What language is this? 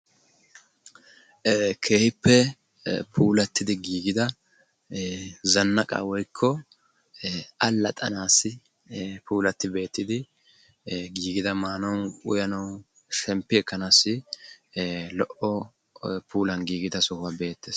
Wolaytta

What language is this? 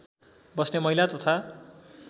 Nepali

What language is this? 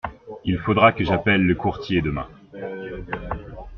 French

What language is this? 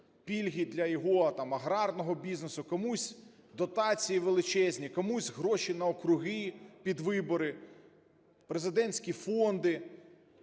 Ukrainian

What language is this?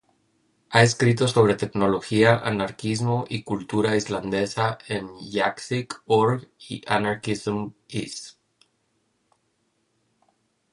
Spanish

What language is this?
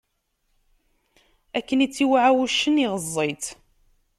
Kabyle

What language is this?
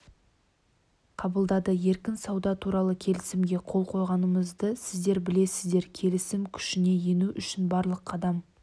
Kazakh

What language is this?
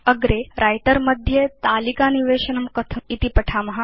Sanskrit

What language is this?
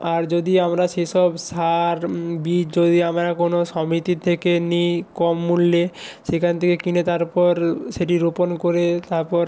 Bangla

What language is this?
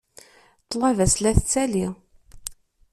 Kabyle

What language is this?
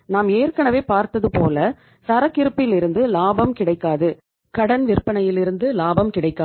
Tamil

